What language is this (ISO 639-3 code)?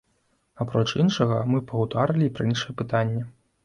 bel